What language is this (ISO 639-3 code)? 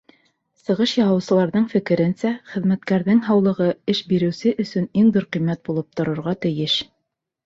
bak